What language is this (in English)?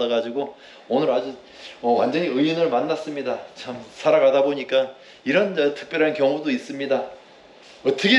Korean